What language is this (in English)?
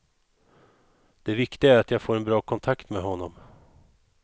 Swedish